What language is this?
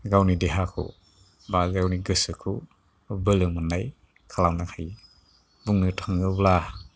Bodo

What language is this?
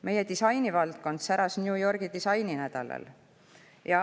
Estonian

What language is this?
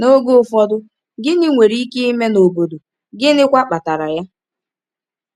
Igbo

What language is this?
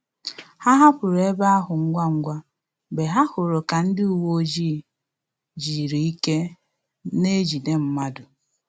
Igbo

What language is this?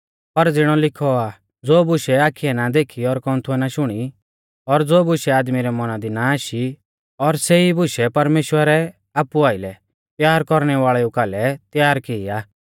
Mahasu Pahari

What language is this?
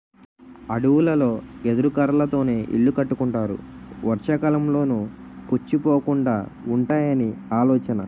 Telugu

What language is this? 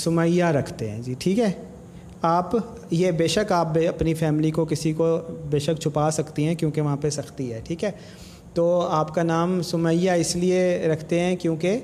Urdu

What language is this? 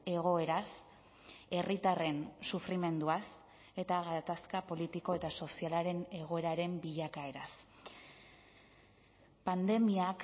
Basque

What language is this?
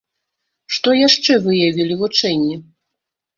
Belarusian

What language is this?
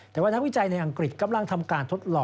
Thai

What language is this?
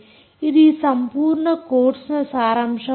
Kannada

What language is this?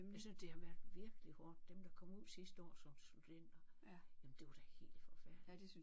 Danish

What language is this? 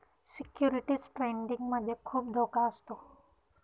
Marathi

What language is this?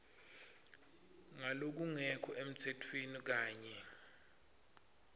Swati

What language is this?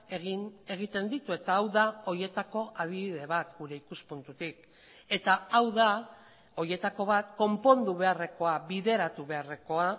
Basque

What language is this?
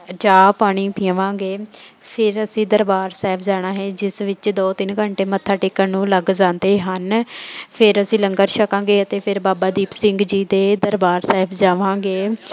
Punjabi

